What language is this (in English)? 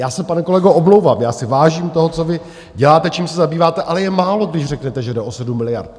Czech